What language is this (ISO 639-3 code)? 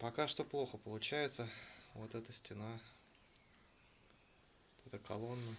rus